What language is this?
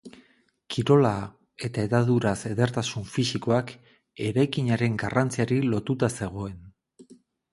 Basque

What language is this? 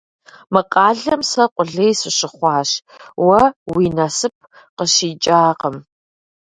Kabardian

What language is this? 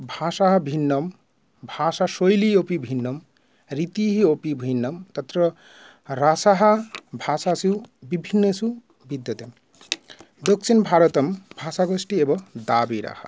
Sanskrit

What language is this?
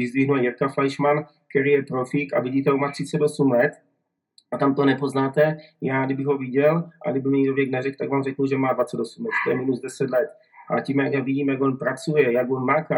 Czech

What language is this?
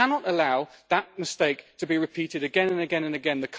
English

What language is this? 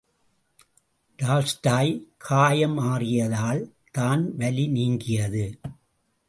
Tamil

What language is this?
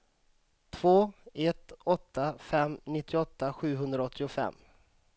Swedish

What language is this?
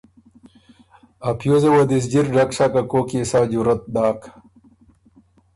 Ormuri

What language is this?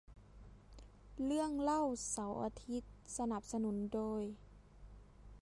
Thai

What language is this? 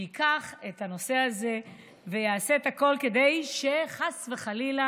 Hebrew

